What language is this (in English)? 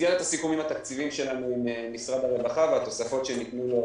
Hebrew